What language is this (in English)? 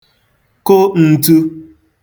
Igbo